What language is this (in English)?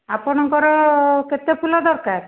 Odia